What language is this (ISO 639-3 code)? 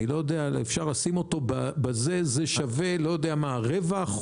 heb